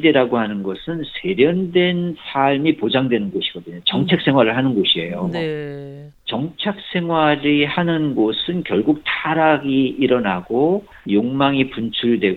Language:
Korean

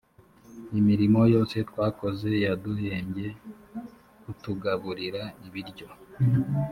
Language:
Kinyarwanda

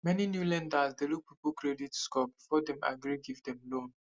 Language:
Nigerian Pidgin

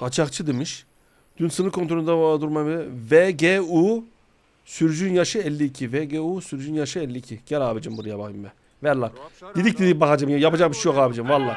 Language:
Turkish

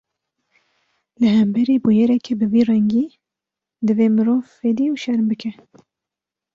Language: Kurdish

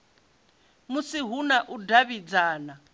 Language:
Venda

